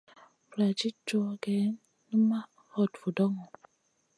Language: Masana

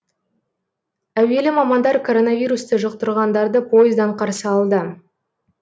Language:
Kazakh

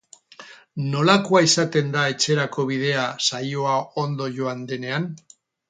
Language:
Basque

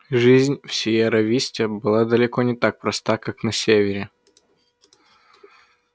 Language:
Russian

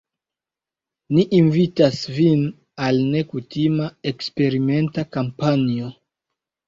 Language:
Esperanto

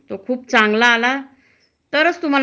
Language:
Marathi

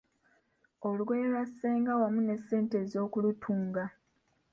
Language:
Ganda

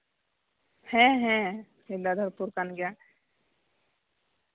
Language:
Santali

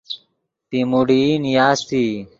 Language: Yidgha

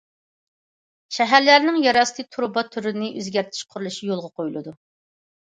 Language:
Uyghur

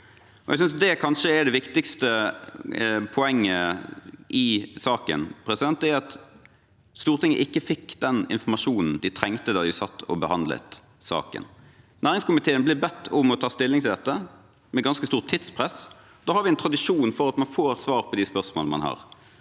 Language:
Norwegian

